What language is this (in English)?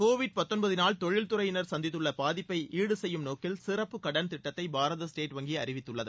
Tamil